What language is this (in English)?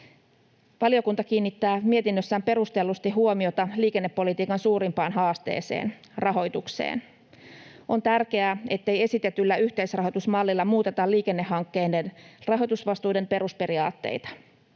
Finnish